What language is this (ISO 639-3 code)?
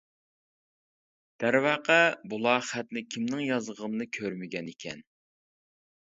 uig